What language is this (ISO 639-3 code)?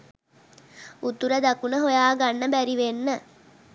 sin